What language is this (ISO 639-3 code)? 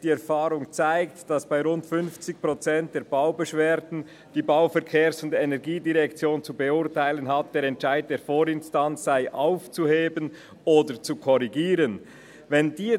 gsw